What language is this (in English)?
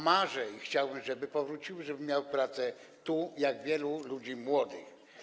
Polish